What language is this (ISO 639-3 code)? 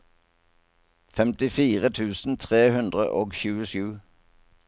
nor